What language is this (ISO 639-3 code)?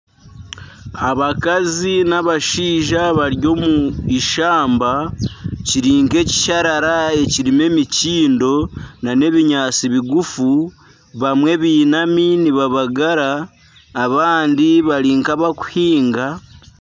nyn